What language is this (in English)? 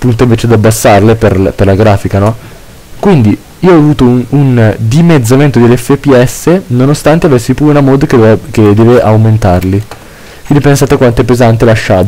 Italian